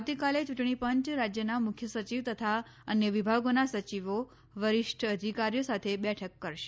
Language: Gujarati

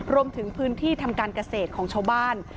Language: Thai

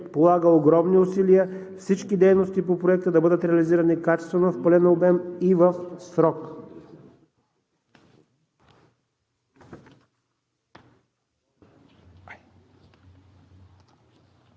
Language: Bulgarian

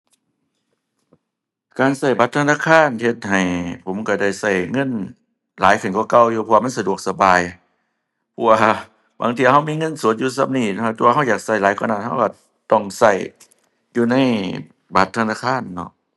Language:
Thai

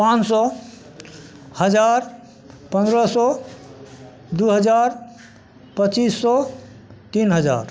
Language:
Maithili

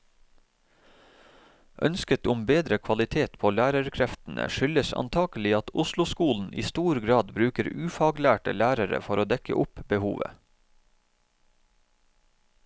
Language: Norwegian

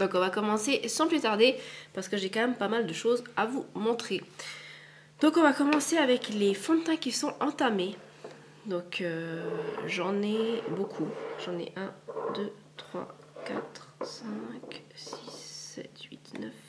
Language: French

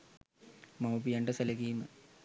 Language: Sinhala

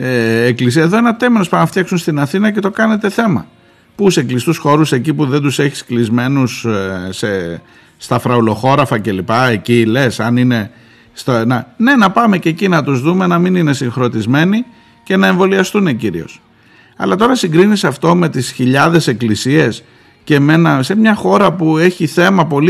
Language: Greek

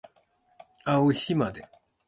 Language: Japanese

